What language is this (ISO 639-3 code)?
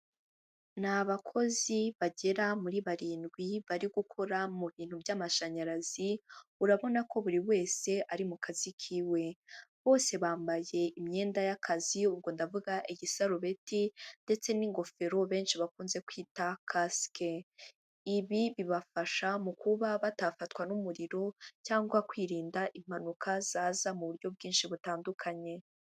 kin